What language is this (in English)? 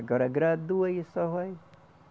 Portuguese